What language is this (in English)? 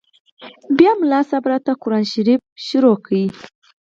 Pashto